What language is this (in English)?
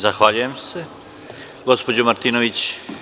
Serbian